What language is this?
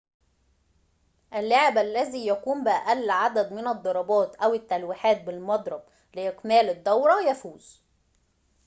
Arabic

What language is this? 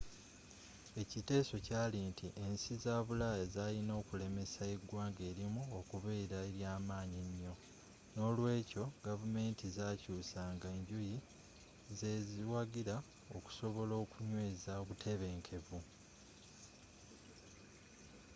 Ganda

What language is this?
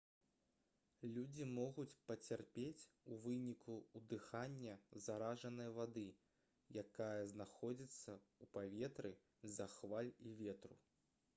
Belarusian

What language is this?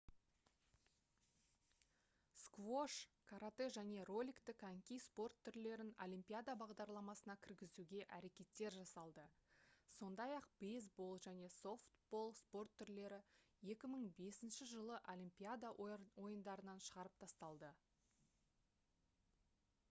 Kazakh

